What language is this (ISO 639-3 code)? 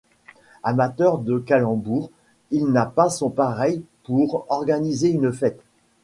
fra